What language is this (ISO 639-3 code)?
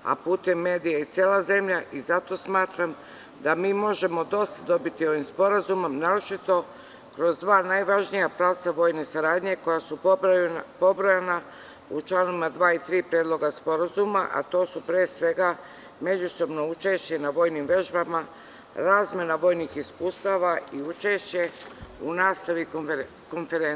srp